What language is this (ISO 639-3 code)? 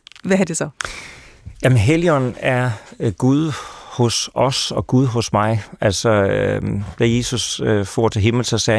dan